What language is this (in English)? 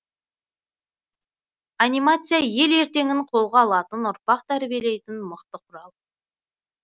Kazakh